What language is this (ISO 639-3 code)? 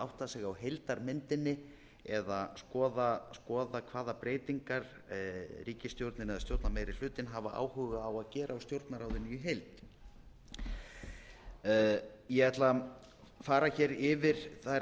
isl